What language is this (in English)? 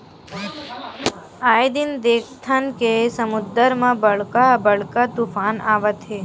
Chhattisgarhi